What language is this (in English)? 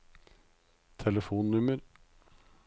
Norwegian